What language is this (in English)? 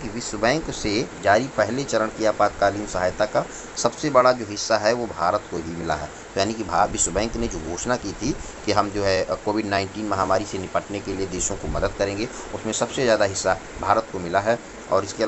Hindi